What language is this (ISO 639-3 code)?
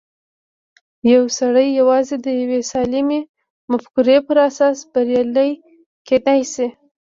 pus